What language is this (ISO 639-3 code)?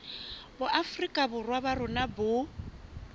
sot